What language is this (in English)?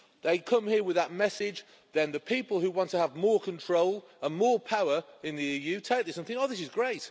English